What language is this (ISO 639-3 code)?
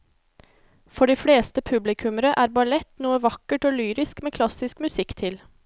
nor